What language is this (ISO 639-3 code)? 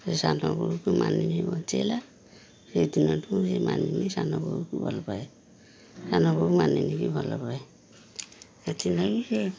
ori